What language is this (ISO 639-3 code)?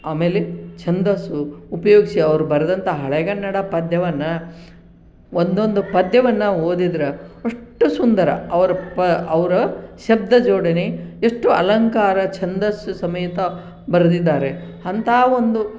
kan